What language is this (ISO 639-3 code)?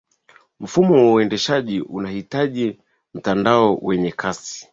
swa